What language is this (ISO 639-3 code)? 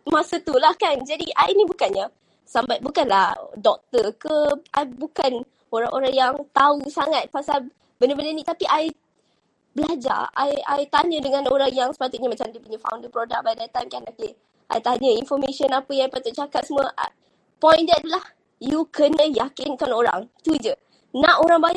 msa